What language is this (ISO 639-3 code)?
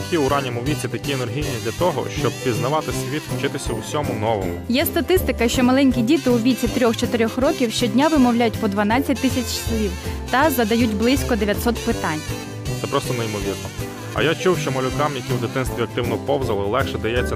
ukr